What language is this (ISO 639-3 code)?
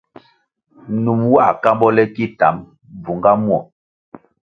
nmg